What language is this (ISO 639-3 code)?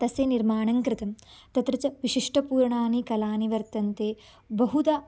san